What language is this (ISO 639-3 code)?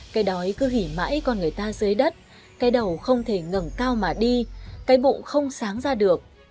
vie